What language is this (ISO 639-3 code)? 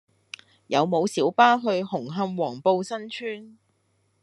yue